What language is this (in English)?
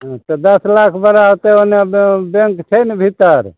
Maithili